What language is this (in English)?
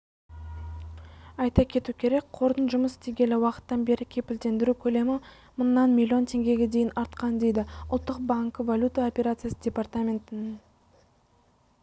Kazakh